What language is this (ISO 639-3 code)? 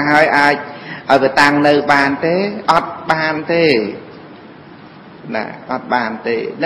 vie